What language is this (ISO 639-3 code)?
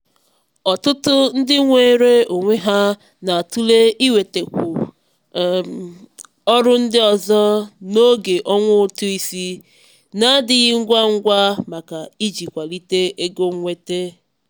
ibo